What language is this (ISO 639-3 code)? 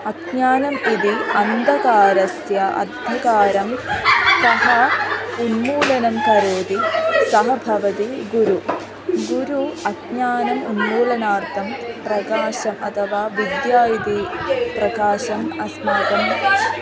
san